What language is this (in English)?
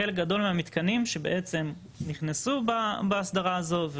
Hebrew